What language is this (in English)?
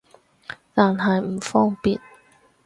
Cantonese